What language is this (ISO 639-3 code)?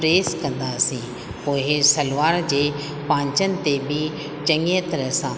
snd